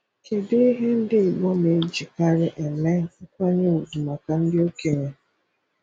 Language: Igbo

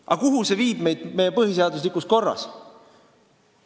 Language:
Estonian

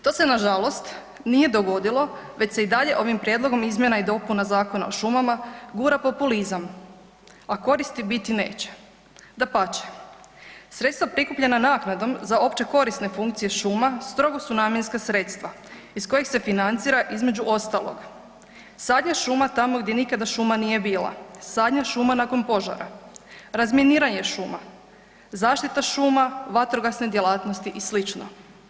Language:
Croatian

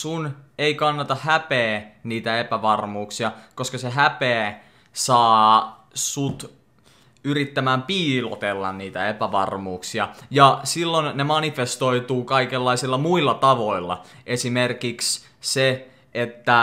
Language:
Finnish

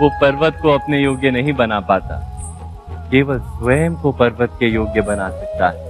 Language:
Hindi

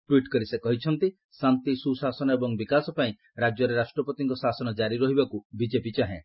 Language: Odia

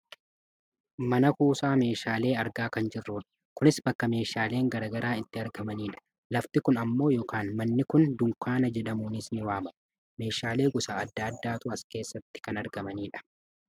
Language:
Oromo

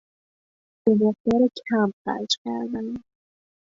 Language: Persian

